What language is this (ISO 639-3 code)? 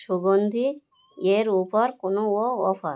ben